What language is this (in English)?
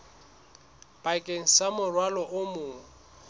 Southern Sotho